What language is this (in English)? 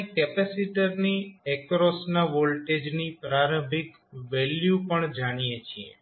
Gujarati